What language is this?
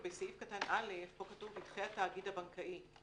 Hebrew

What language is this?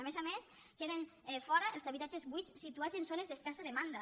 Catalan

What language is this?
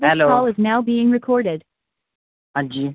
Punjabi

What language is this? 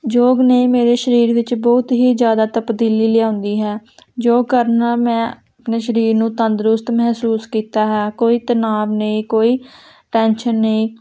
Punjabi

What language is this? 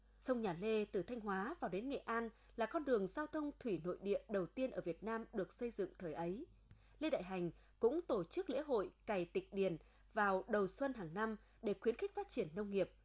Vietnamese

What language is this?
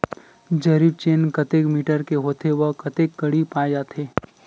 Chhattisgarhi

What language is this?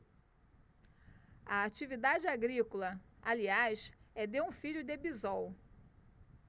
Portuguese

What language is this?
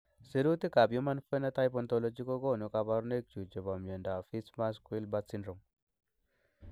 Kalenjin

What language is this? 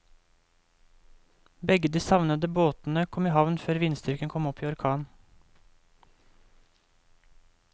Norwegian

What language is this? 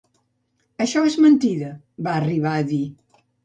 Catalan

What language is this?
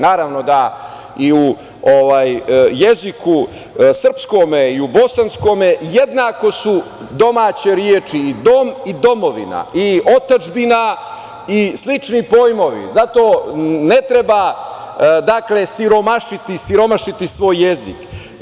Serbian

